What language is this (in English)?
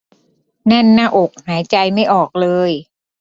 Thai